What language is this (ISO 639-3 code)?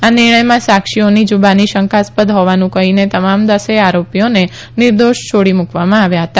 guj